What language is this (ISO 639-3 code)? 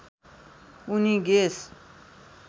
nep